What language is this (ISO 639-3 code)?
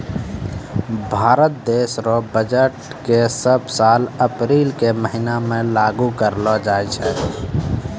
mai